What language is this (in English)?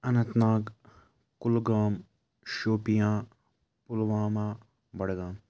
Kashmiri